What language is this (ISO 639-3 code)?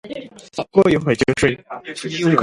zho